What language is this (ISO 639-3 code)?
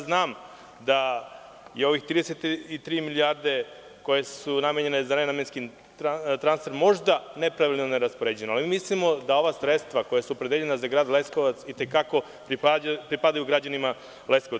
srp